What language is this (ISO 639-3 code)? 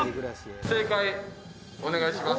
jpn